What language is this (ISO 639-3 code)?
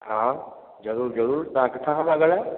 snd